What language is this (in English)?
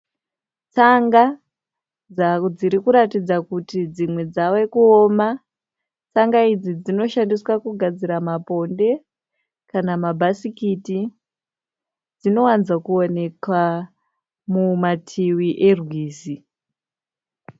Shona